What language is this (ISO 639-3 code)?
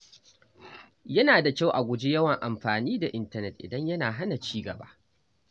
hau